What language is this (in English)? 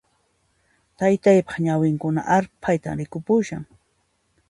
Puno Quechua